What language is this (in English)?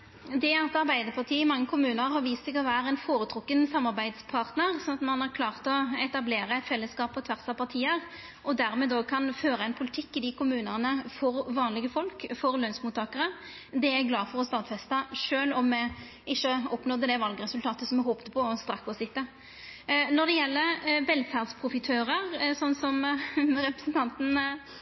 Norwegian Nynorsk